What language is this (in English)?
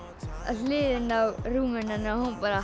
Icelandic